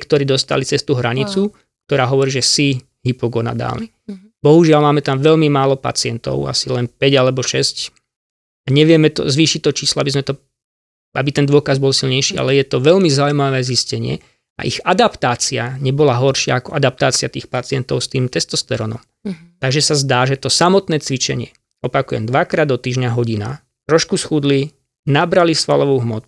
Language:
Slovak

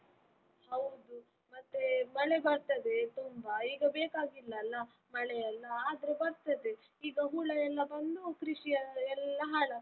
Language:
Kannada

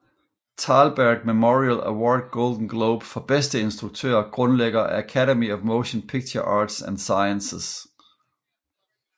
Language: Danish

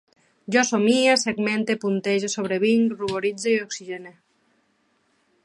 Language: Catalan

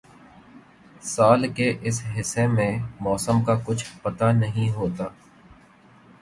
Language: Urdu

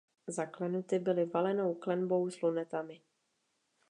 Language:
Czech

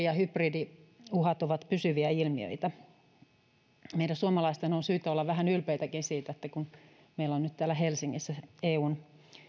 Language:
Finnish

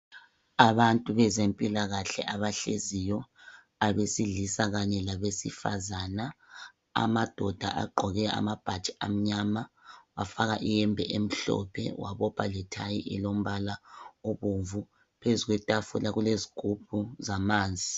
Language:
North Ndebele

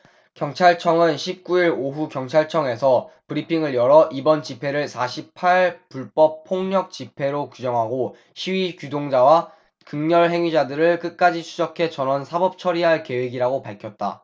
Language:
Korean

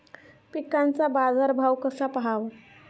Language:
Marathi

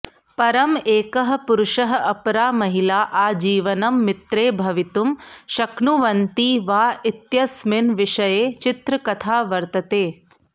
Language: Sanskrit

